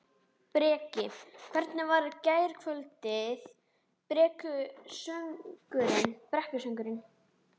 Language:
Icelandic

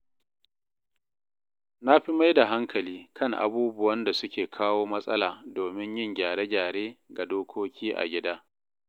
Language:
Hausa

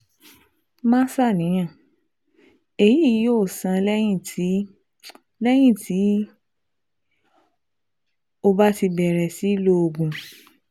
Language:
Yoruba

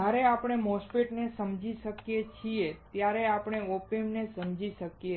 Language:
Gujarati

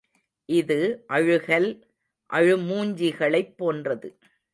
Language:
Tamil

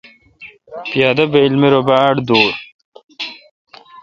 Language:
Kalkoti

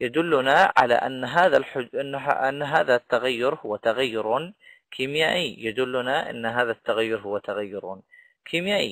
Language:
Arabic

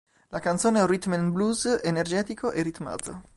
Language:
Italian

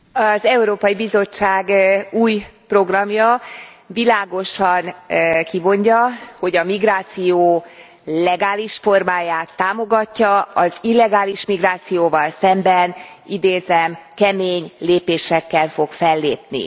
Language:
Hungarian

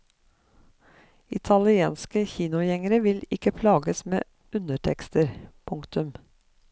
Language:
Norwegian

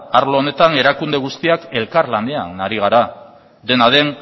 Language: Basque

